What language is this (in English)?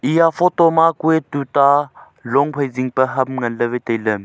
Wancho Naga